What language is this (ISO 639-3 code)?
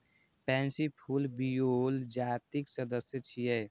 mai